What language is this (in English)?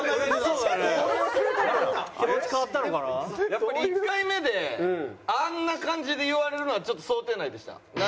Japanese